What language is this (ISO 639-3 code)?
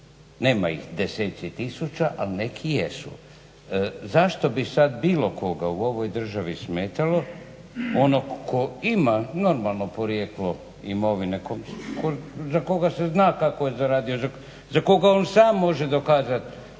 hrv